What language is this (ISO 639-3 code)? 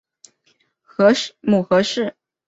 zho